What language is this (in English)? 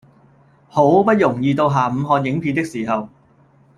Cantonese